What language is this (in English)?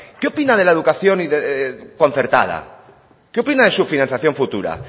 Spanish